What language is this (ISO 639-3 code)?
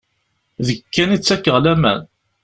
kab